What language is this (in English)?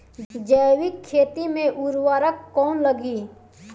Bhojpuri